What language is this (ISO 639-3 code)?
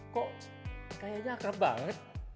ind